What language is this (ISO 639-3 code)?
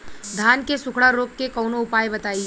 bho